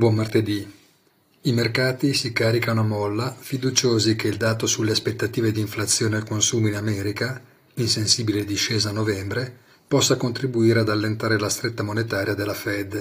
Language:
Italian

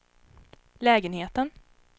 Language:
Swedish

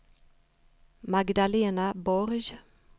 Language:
Swedish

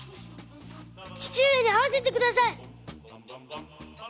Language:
Japanese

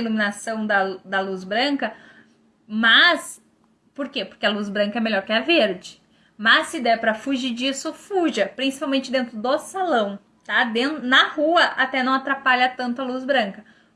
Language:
Portuguese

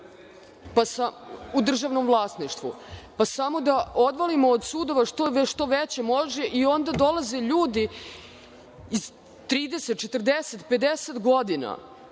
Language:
Serbian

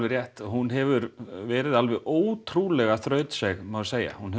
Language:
Icelandic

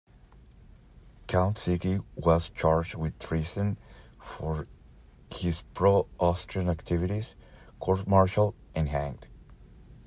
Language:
English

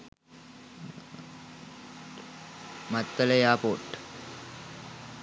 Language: Sinhala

